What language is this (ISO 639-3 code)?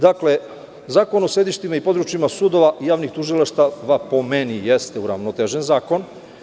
srp